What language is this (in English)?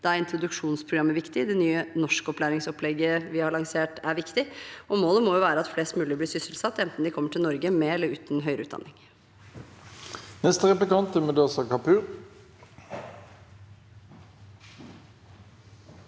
Norwegian